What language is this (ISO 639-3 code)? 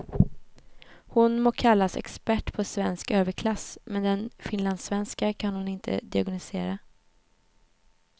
swe